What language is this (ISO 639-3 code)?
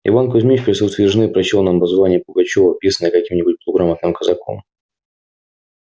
rus